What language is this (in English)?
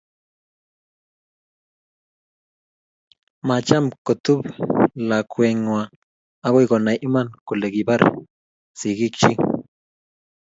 Kalenjin